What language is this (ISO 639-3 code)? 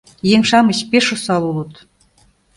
chm